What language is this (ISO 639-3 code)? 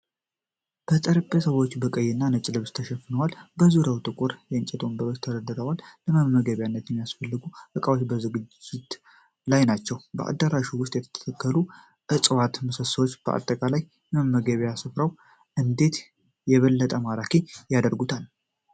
amh